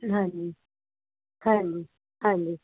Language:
Punjabi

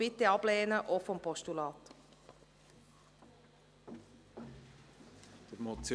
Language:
Swiss German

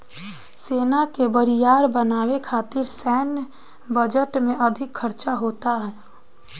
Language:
Bhojpuri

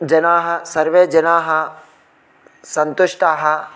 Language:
Sanskrit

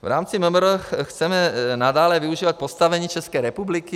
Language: Czech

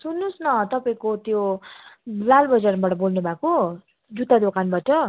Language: Nepali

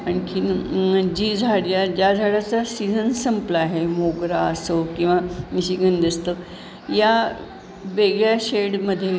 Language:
Marathi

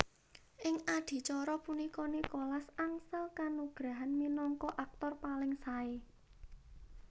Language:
Javanese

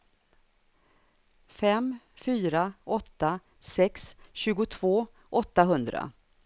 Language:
Swedish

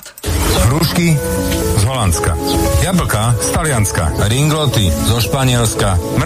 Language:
Slovak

